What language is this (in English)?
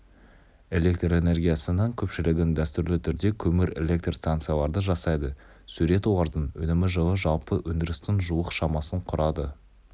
Kazakh